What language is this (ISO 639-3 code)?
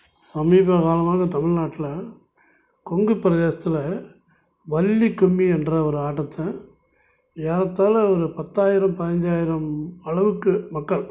tam